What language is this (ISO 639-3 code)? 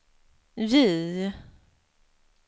swe